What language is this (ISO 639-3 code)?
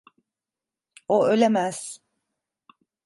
tur